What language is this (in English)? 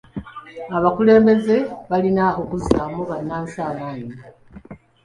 Ganda